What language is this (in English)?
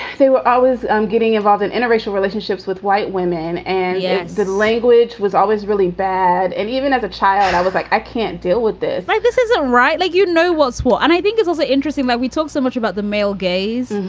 English